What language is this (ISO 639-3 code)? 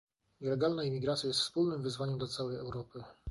pol